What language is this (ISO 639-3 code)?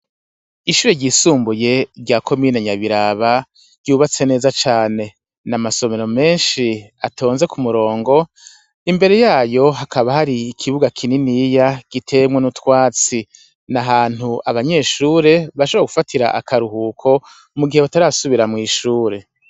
run